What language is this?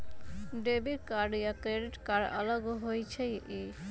Magahi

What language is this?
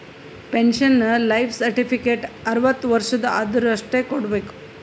Kannada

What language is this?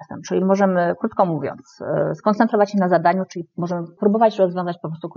Polish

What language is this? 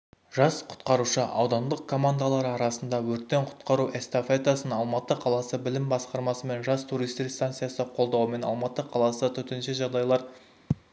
Kazakh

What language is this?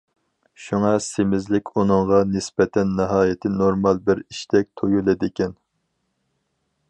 Uyghur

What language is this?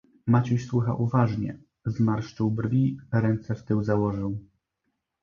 Polish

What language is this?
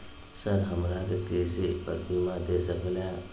Magahi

